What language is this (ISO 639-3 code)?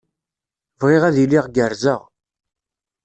kab